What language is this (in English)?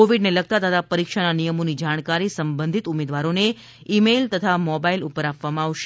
Gujarati